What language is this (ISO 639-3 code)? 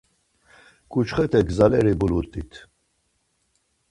lzz